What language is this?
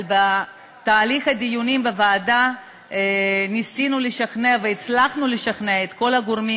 Hebrew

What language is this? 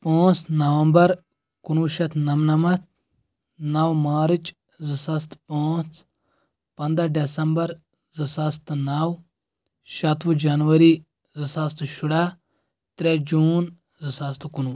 Kashmiri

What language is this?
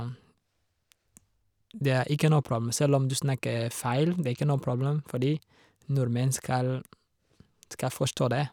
Norwegian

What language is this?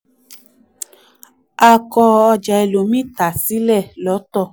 Yoruba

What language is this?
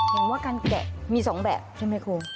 Thai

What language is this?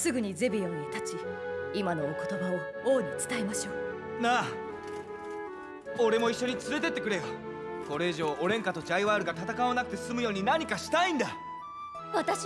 Japanese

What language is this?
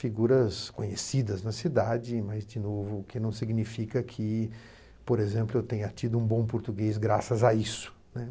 Portuguese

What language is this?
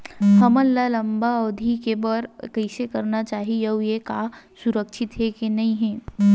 Chhattisgarhi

